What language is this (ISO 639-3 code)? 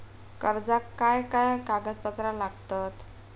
mar